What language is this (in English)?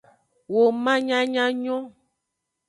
Aja (Benin)